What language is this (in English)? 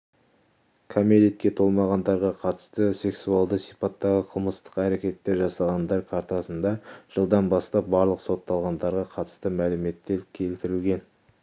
Kazakh